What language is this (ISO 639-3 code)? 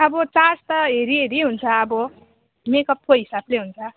nep